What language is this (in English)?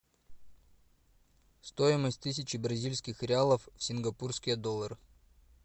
Russian